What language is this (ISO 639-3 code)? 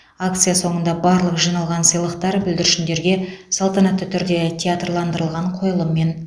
kaz